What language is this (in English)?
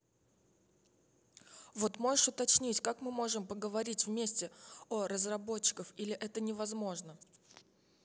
Russian